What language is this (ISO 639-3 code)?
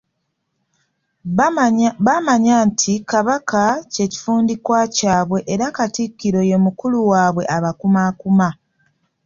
lug